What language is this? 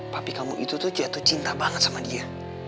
Indonesian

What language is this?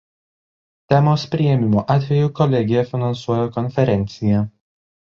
Lithuanian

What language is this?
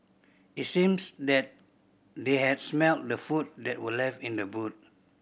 English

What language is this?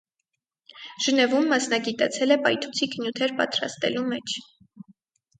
Armenian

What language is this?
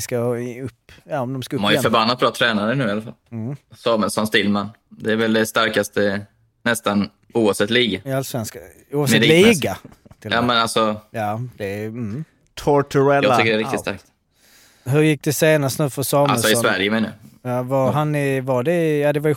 Swedish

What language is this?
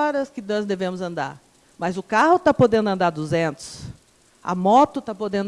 Portuguese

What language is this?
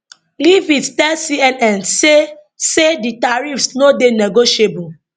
Nigerian Pidgin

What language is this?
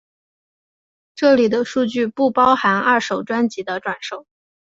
Chinese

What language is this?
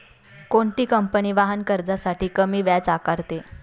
Marathi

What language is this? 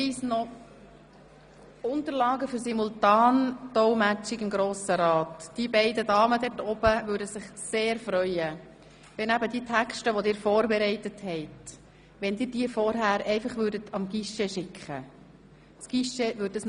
Swiss German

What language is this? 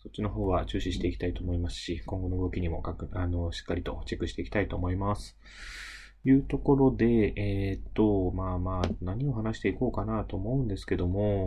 Japanese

